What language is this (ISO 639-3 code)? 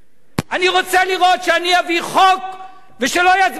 heb